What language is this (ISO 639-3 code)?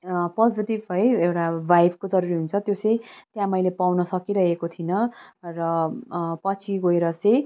nep